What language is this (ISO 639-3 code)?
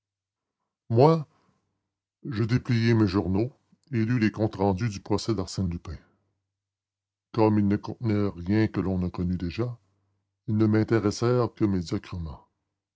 fra